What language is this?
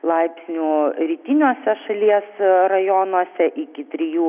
Lithuanian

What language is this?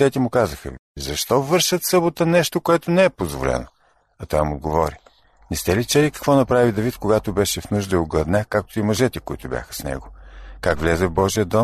Bulgarian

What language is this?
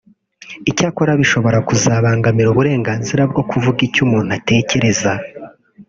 Kinyarwanda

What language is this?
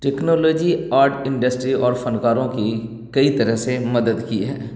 Urdu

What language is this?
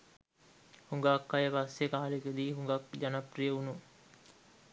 Sinhala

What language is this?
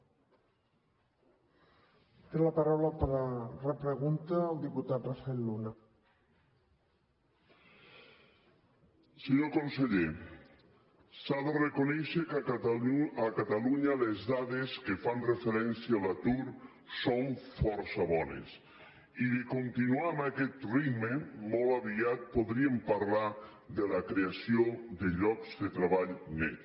Catalan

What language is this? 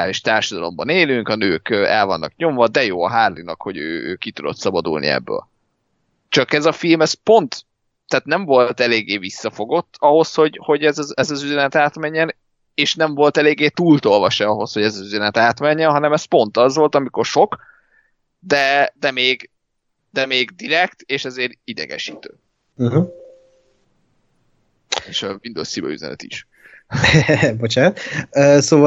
Hungarian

